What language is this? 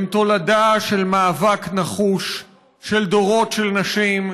Hebrew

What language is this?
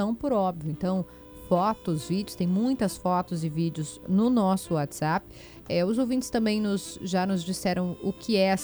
Portuguese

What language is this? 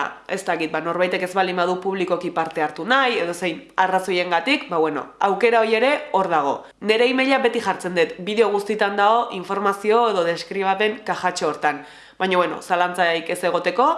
Basque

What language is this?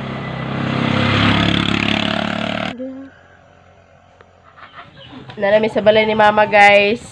Indonesian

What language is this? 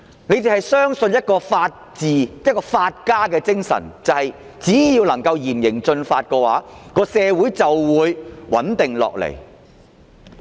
Cantonese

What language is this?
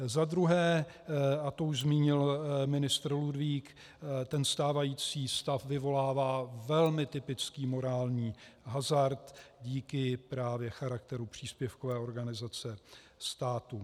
Czech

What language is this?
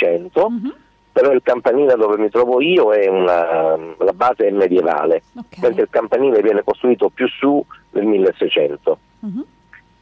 Italian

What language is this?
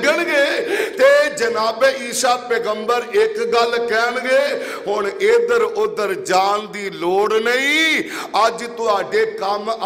Arabic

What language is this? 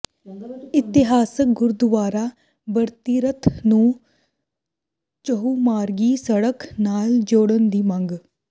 Punjabi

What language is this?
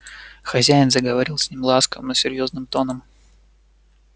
Russian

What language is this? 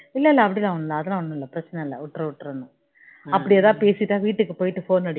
Tamil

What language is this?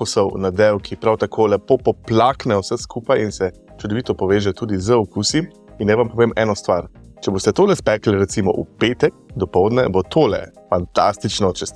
Slovenian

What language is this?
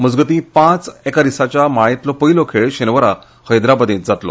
Konkani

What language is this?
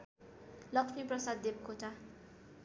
Nepali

